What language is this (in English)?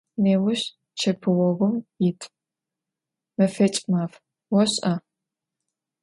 Adyghe